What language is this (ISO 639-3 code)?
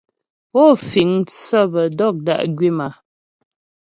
bbj